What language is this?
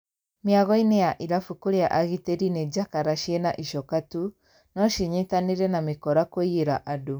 Kikuyu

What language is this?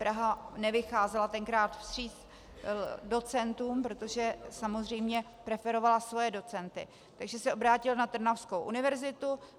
Czech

